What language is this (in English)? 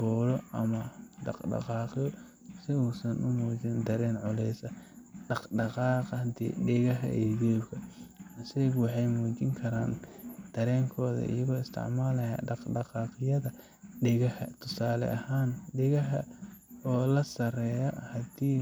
Somali